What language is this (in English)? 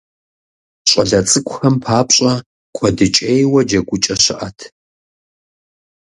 Kabardian